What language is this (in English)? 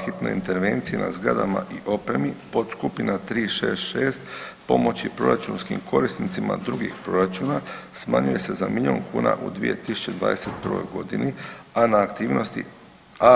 Croatian